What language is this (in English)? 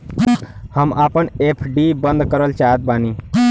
Bhojpuri